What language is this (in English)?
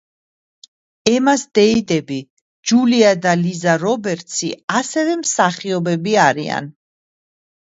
Georgian